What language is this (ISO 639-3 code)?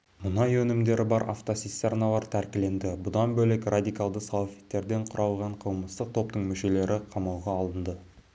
kaz